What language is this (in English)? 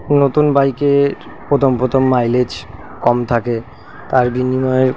Bangla